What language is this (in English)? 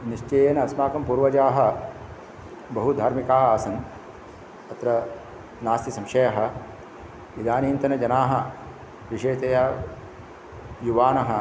Sanskrit